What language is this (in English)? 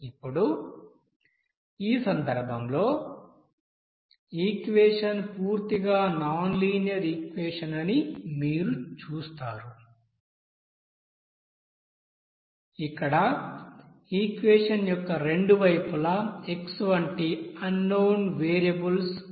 Telugu